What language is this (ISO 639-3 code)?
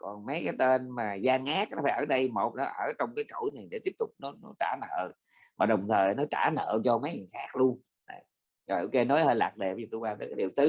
vie